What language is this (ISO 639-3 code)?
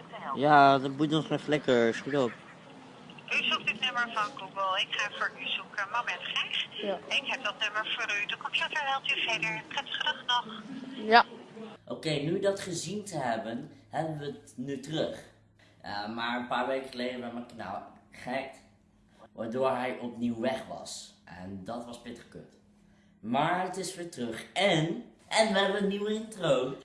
nld